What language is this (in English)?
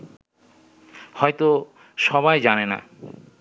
Bangla